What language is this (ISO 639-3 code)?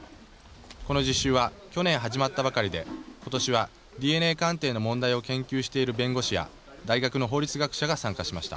jpn